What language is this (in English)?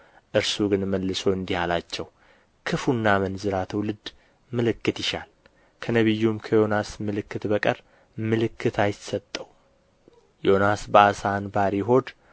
Amharic